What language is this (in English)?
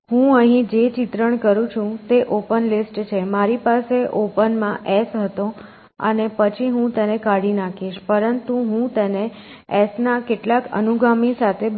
Gujarati